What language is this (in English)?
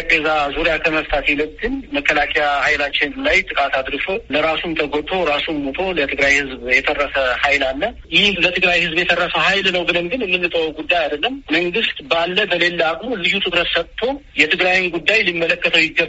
Amharic